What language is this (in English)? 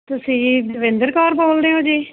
Punjabi